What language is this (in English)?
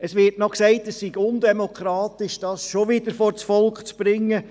Swiss German